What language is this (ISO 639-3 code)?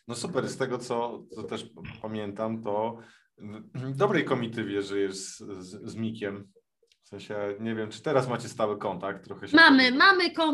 pol